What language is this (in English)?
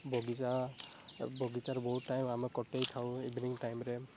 Odia